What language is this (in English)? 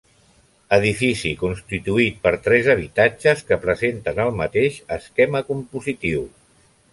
Catalan